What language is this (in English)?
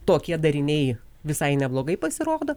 Lithuanian